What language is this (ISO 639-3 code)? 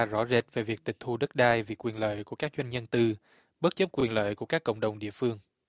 vie